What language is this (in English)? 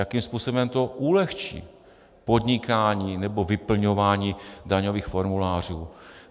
Czech